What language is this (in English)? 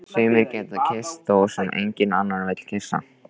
Icelandic